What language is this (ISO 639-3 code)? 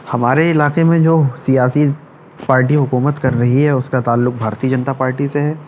urd